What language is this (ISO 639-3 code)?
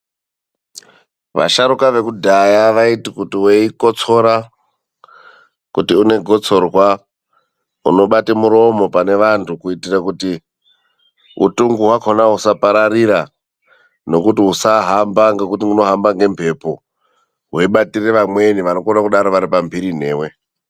ndc